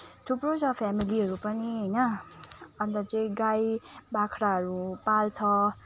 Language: Nepali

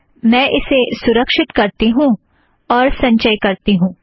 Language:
Hindi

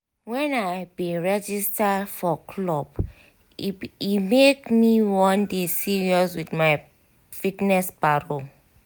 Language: Nigerian Pidgin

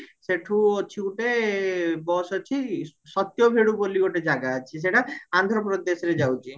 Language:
Odia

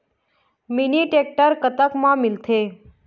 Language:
Chhattisgarhi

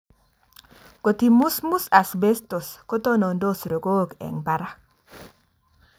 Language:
Kalenjin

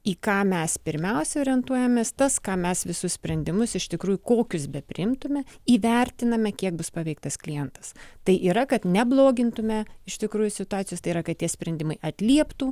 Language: Lithuanian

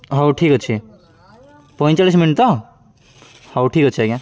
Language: Odia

